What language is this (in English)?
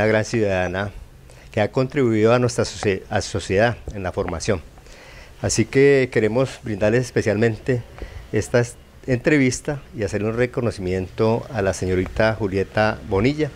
Spanish